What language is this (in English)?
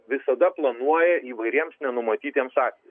Lithuanian